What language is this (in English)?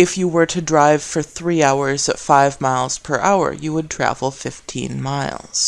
English